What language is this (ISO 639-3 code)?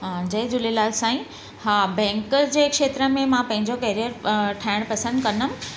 snd